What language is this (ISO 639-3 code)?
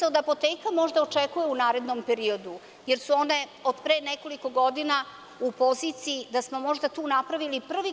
srp